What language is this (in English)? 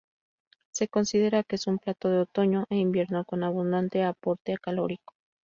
Spanish